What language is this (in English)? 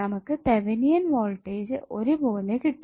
Malayalam